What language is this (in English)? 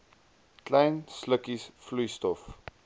Afrikaans